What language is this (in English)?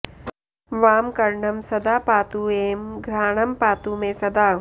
Sanskrit